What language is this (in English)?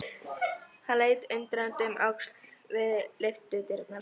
Icelandic